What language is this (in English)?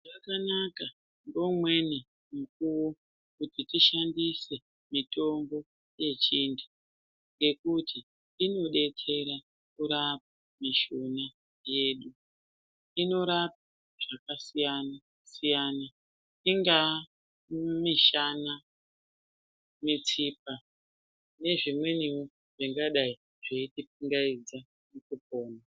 Ndau